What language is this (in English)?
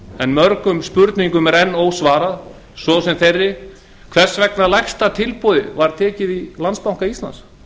Icelandic